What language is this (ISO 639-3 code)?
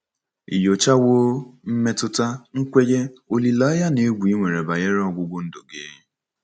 ibo